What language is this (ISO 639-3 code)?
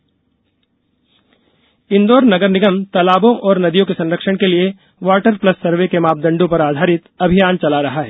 hin